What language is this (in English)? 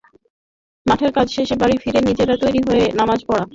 Bangla